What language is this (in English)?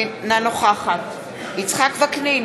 Hebrew